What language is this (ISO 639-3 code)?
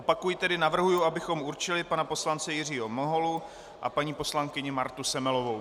ces